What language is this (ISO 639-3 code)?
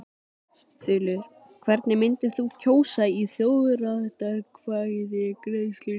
isl